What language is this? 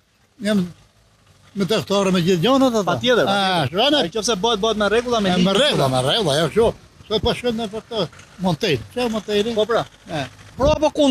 Romanian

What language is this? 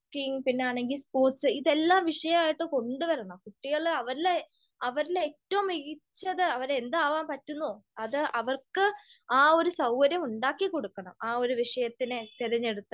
Malayalam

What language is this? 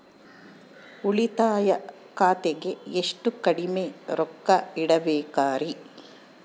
Kannada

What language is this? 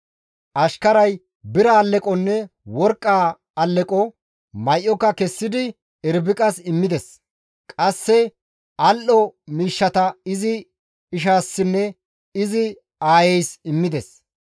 Gamo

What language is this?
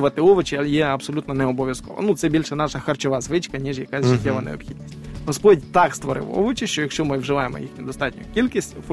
Ukrainian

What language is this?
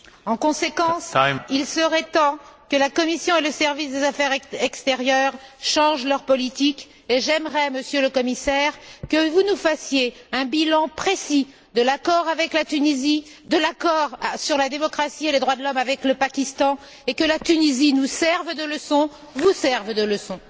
French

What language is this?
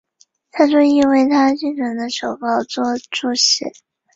Chinese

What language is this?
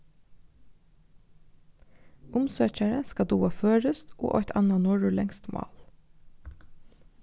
Faroese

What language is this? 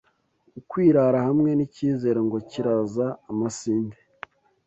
Kinyarwanda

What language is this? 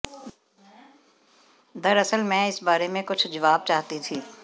Hindi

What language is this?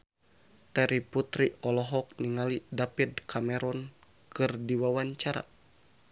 Sundanese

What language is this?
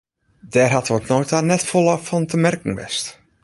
Western Frisian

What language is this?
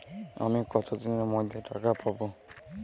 Bangla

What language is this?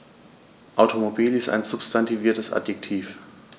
German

